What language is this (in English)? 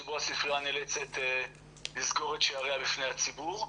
Hebrew